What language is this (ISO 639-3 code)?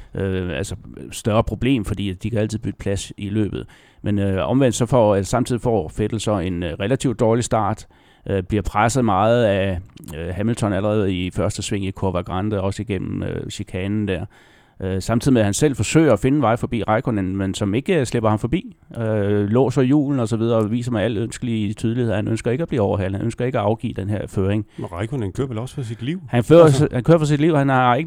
dan